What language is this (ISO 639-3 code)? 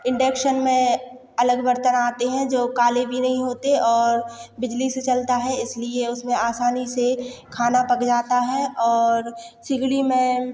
hin